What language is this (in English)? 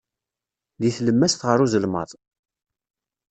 Kabyle